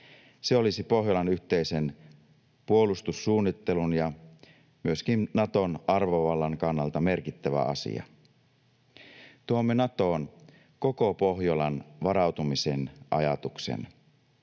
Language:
Finnish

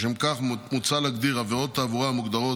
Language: Hebrew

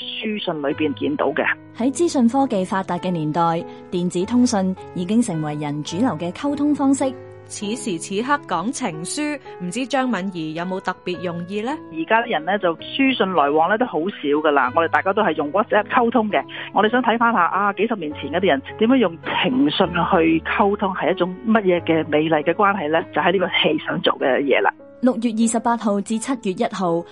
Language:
Chinese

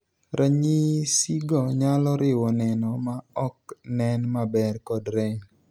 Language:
Luo (Kenya and Tanzania)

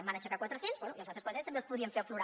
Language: Catalan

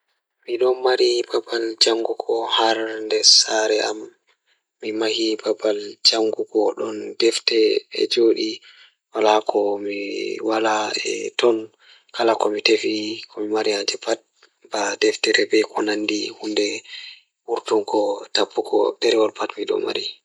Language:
Fula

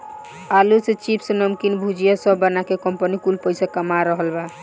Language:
Bhojpuri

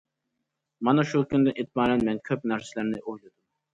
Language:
Uyghur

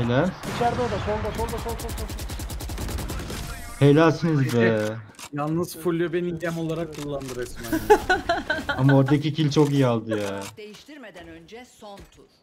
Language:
Turkish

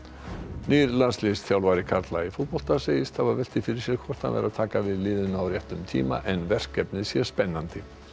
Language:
Icelandic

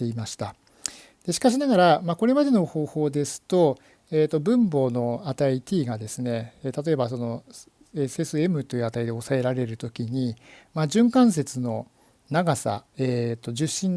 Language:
Japanese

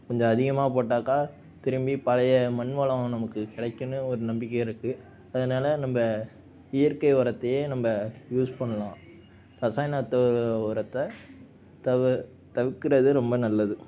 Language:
Tamil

